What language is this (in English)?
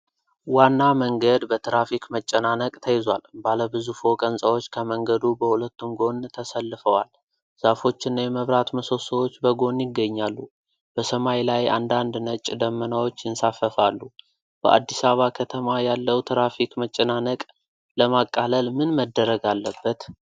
Amharic